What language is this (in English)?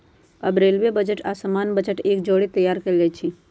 Magahi